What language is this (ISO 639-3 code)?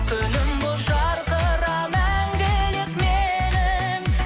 kaz